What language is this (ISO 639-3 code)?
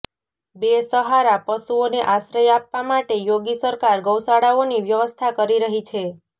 guj